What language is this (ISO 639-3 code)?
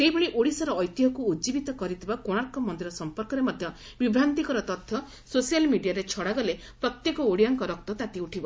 ori